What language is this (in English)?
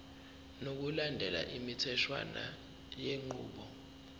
Zulu